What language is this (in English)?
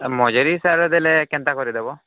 Odia